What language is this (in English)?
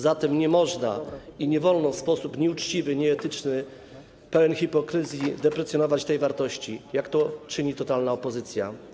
Polish